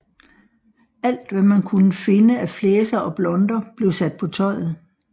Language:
Danish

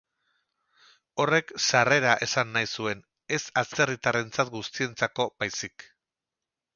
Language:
Basque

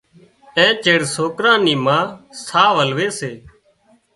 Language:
Wadiyara Koli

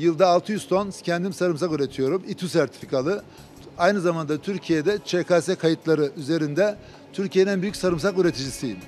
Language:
Turkish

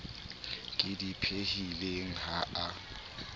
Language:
Southern Sotho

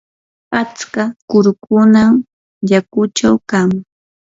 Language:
Yanahuanca Pasco Quechua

